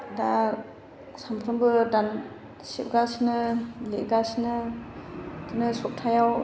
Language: Bodo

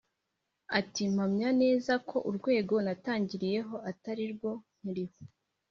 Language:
Kinyarwanda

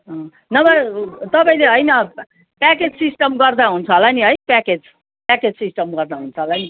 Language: Nepali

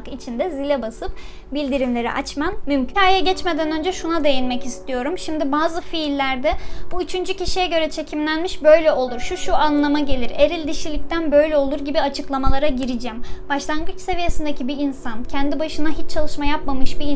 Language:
Turkish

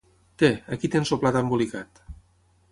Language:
Catalan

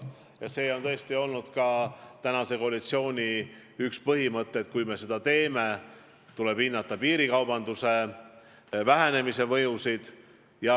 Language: Estonian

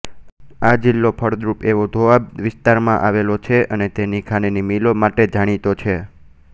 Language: Gujarati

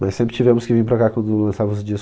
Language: Portuguese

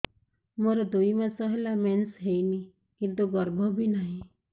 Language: Odia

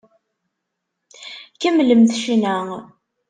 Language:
Kabyle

